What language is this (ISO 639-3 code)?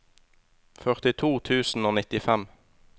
nor